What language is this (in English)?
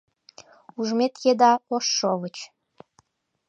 Mari